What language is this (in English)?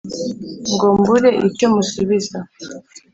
Kinyarwanda